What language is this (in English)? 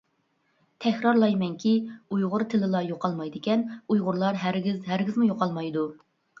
Uyghur